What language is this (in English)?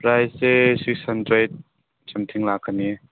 Manipuri